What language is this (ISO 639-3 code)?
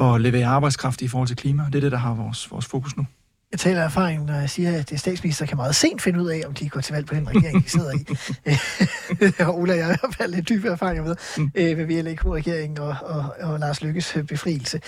dan